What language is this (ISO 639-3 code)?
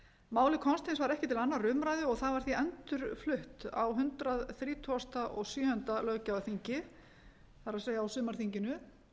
isl